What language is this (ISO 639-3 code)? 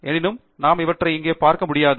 tam